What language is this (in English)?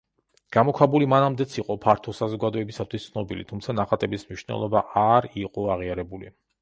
Georgian